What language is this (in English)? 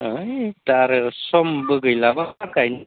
Bodo